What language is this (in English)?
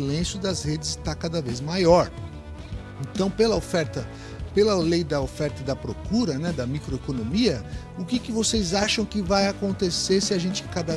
Portuguese